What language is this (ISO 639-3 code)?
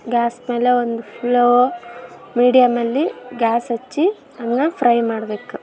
kan